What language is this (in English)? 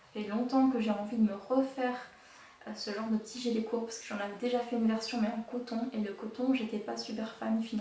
French